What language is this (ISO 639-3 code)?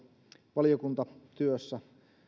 fin